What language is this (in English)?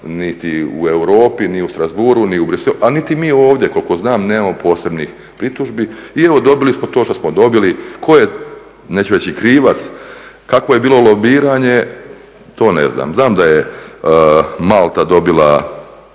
Croatian